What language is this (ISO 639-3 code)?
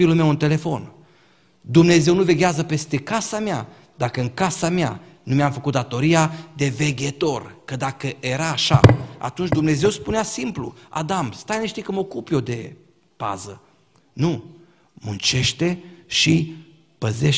ron